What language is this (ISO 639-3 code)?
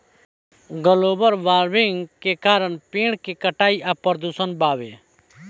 bho